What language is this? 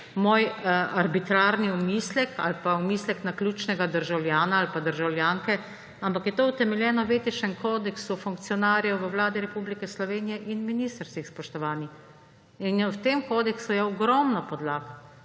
Slovenian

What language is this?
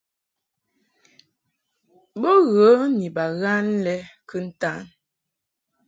Mungaka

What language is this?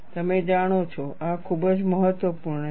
Gujarati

